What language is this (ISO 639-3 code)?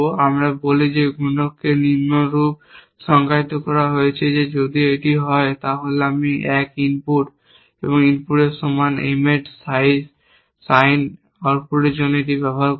ben